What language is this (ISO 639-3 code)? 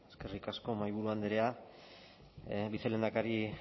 eus